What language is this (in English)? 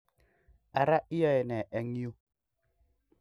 Kalenjin